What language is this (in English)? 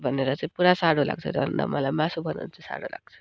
Nepali